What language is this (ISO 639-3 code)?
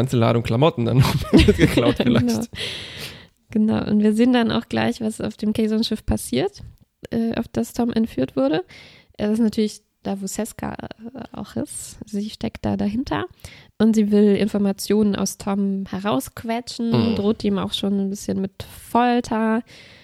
deu